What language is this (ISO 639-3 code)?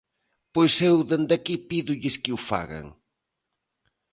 glg